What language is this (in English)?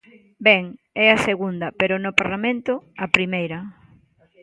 Galician